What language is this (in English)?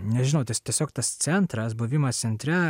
Lithuanian